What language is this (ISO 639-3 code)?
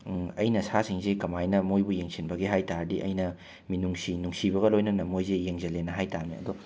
mni